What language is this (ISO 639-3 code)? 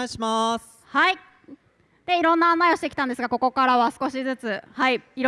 jpn